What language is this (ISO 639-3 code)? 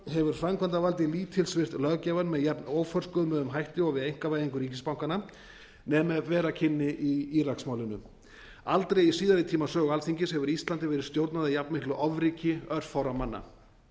isl